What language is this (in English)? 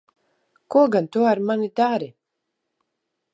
Latvian